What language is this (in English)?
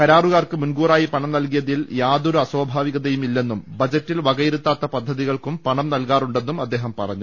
Malayalam